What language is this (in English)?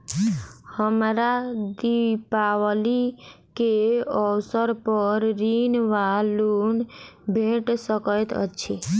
Maithili